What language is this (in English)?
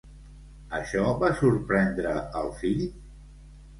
Catalan